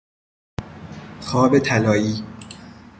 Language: Persian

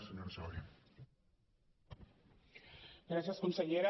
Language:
Catalan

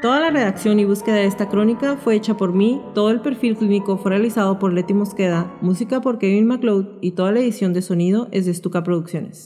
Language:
Spanish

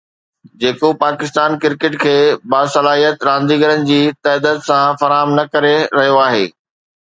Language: Sindhi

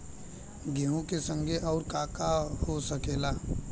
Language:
Bhojpuri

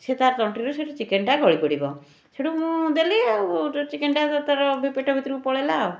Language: Odia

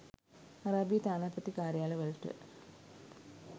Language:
Sinhala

